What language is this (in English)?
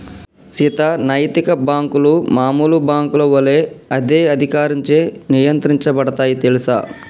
Telugu